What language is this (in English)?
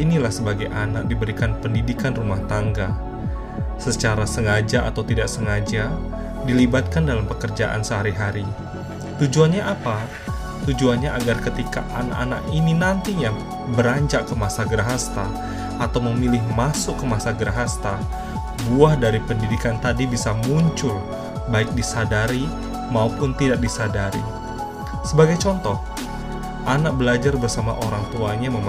Indonesian